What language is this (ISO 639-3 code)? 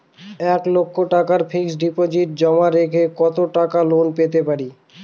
ben